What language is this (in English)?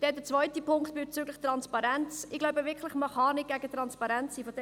Swiss German